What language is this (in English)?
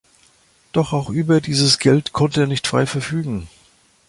German